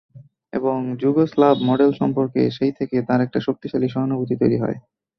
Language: Bangla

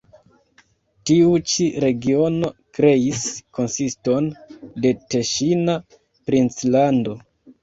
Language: Esperanto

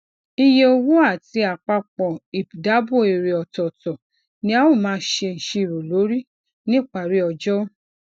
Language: Yoruba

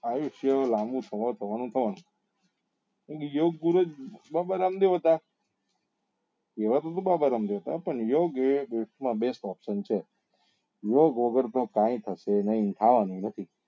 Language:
Gujarati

